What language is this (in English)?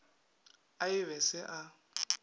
Northern Sotho